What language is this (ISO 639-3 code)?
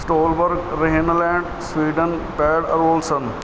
pan